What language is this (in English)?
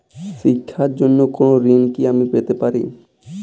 Bangla